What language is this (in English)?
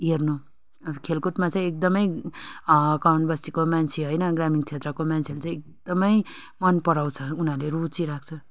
Nepali